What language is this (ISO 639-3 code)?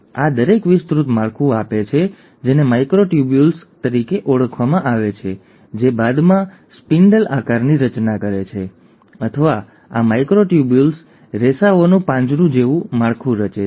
guj